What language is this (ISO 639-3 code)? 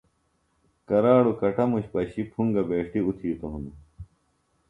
phl